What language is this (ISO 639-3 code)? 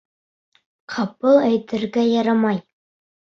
bak